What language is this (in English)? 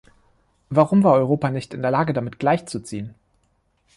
German